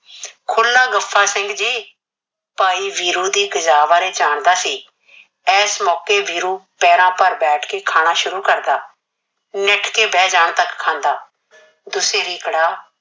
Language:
Punjabi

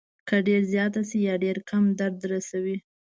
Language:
Pashto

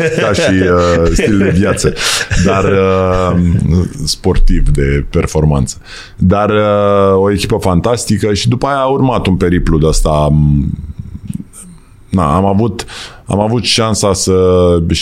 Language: Romanian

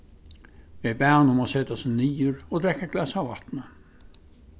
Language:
Faroese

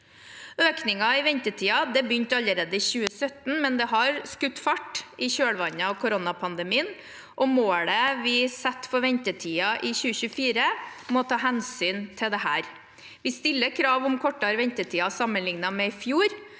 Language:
Norwegian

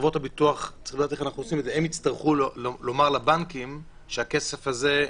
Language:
Hebrew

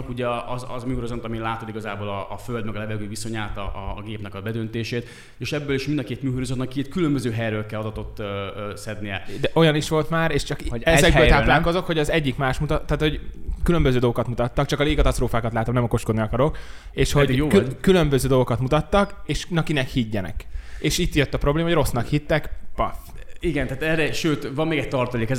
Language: Hungarian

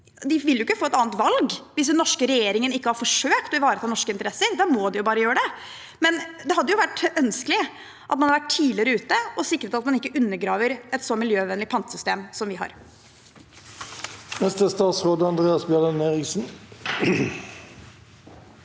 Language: Norwegian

